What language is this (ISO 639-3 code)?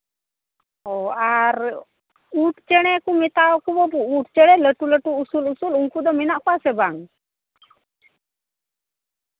sat